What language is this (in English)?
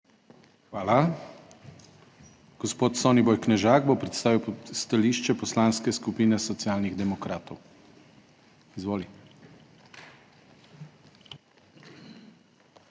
Slovenian